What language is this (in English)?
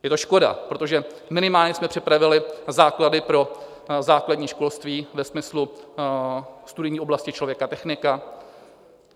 Czech